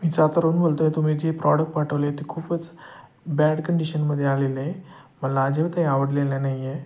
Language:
Marathi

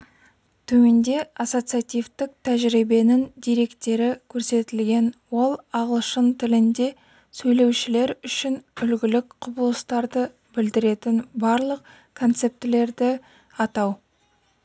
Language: Kazakh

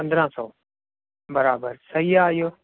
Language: Sindhi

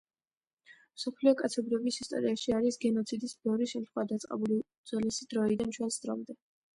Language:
Georgian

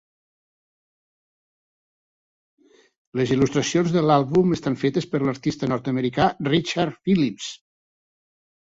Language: Catalan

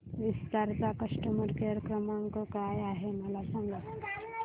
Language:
Marathi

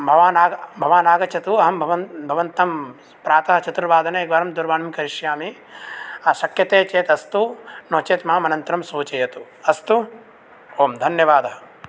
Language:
Sanskrit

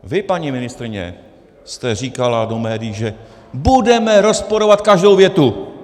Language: Czech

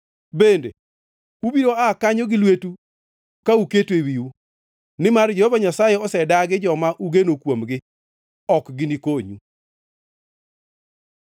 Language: Luo (Kenya and Tanzania)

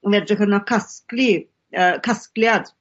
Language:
Welsh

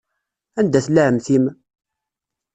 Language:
Kabyle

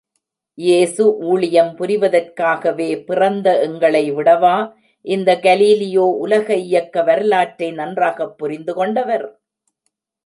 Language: Tamil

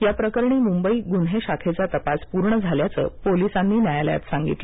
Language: Marathi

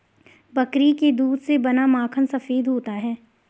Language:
Hindi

